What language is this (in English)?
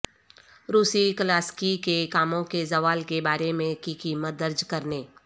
Urdu